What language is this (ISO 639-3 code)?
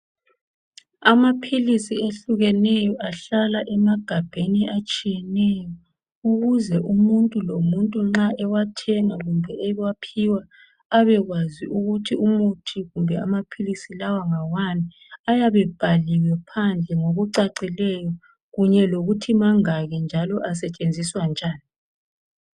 nde